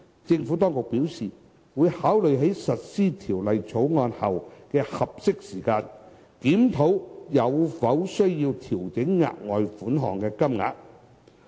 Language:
Cantonese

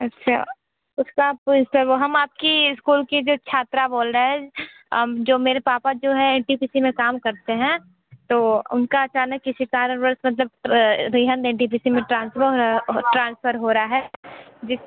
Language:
Hindi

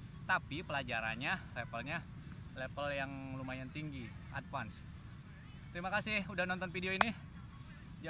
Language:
Indonesian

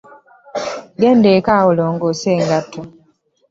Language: Ganda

